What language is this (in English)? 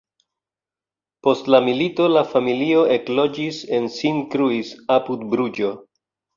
Esperanto